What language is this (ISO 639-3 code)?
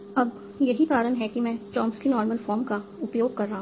hin